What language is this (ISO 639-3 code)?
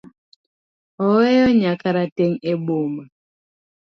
luo